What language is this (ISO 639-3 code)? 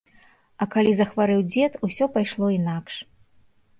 bel